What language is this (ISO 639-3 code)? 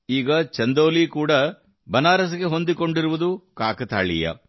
kan